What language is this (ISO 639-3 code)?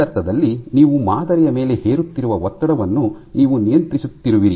kan